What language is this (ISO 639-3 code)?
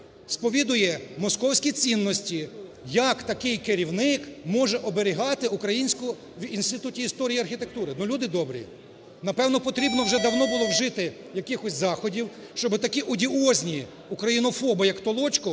ukr